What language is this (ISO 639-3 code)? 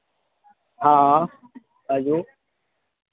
mai